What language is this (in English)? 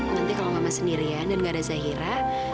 Indonesian